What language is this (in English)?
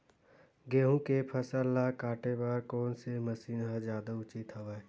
Chhattisgarhi